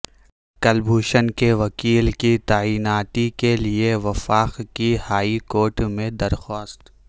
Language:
Urdu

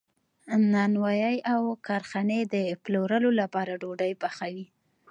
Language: Pashto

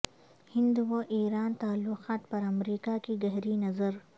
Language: Urdu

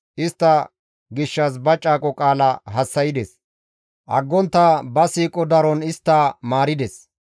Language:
Gamo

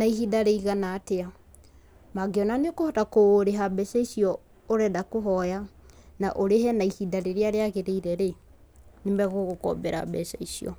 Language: Kikuyu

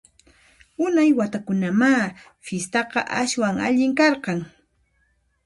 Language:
Puno Quechua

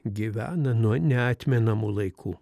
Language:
Lithuanian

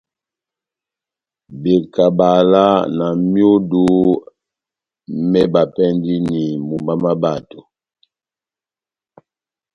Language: Batanga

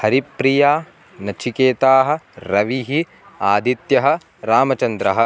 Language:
Sanskrit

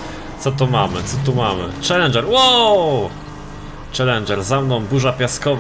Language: Polish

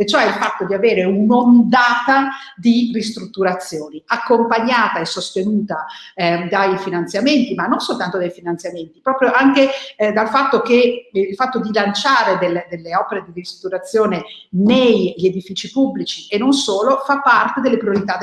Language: Italian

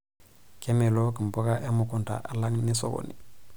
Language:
Masai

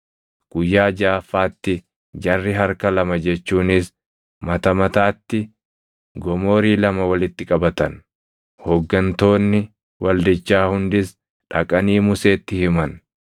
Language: Oromo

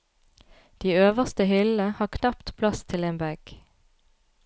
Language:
Norwegian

